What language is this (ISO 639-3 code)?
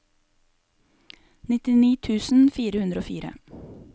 nor